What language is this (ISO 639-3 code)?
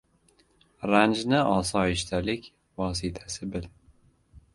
uzb